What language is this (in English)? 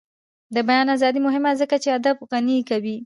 Pashto